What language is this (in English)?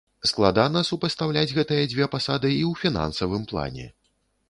Belarusian